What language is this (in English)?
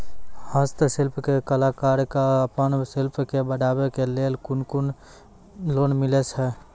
Maithili